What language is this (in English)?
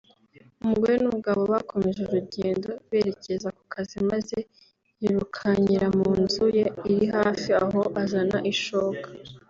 Kinyarwanda